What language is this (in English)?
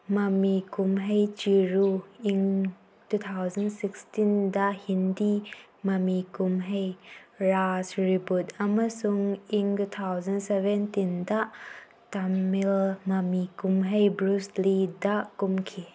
Manipuri